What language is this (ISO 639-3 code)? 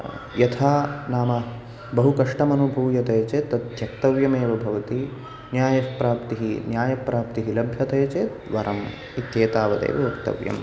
san